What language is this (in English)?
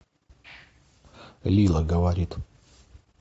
Russian